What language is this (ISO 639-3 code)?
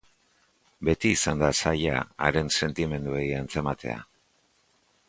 eus